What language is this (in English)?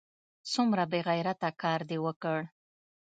Pashto